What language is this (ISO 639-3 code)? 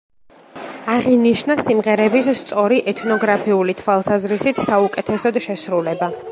kat